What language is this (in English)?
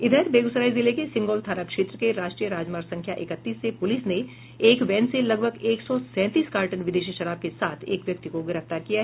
Hindi